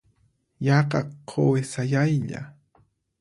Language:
Puno Quechua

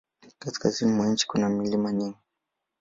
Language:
Swahili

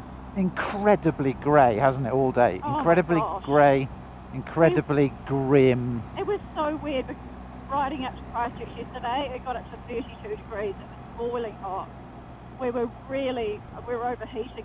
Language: English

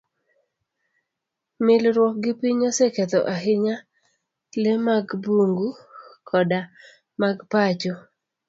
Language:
Luo (Kenya and Tanzania)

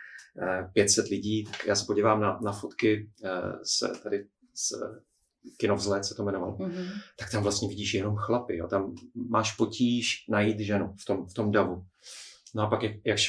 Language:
Czech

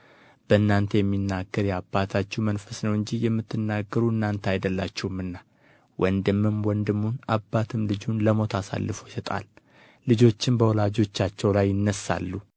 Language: Amharic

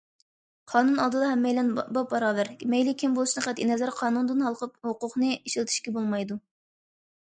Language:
Uyghur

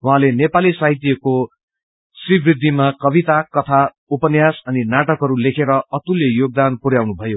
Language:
Nepali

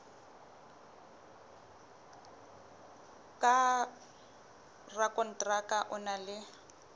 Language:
Southern Sotho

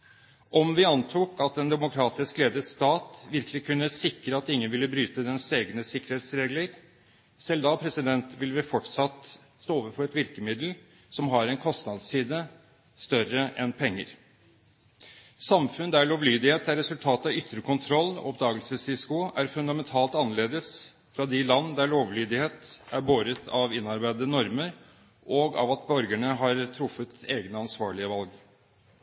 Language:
Norwegian Bokmål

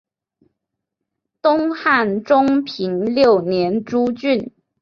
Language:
Chinese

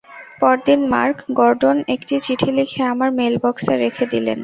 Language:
Bangla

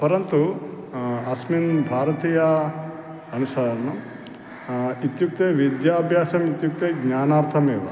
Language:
Sanskrit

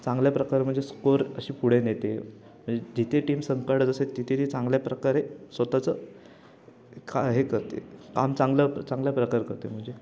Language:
Marathi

